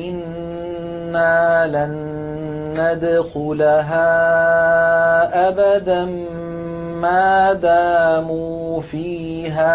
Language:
Arabic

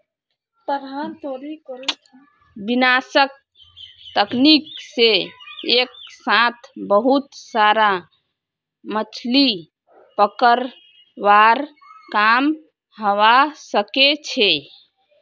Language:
Magahi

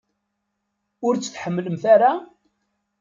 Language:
Kabyle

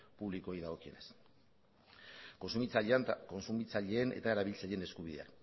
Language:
Basque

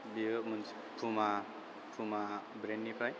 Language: Bodo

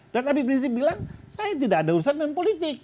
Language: Indonesian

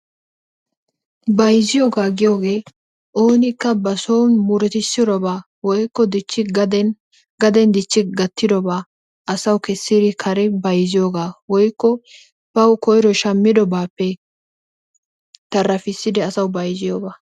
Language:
Wolaytta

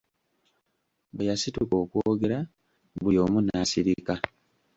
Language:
Ganda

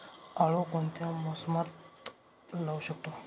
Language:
Marathi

